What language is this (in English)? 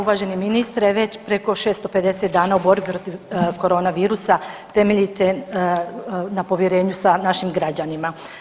Croatian